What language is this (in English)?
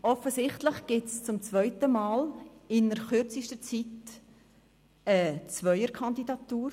Swiss German